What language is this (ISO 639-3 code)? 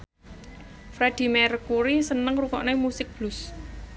jav